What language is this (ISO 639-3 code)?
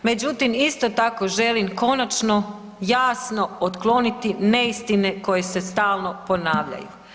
hrv